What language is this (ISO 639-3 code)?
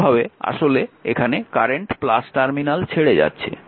ben